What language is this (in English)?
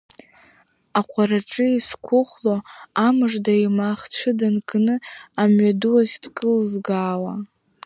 Abkhazian